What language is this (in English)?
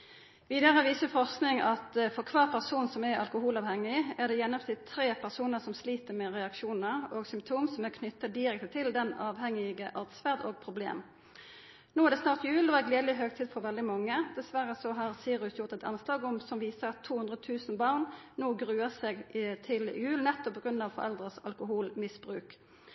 Norwegian Nynorsk